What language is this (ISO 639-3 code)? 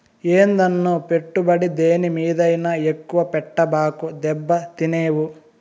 tel